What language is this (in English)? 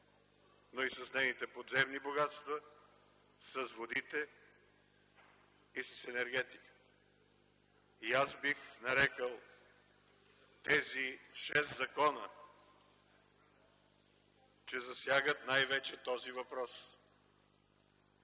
Bulgarian